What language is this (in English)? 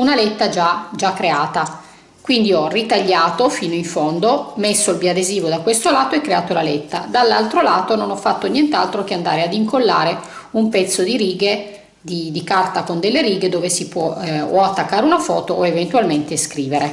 Italian